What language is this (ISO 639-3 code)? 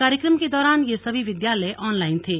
hin